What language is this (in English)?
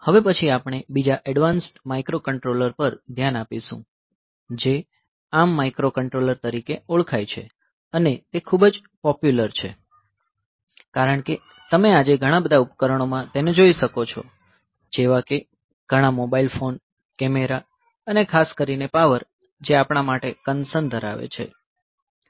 Gujarati